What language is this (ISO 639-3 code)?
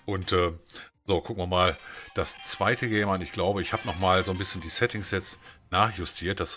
deu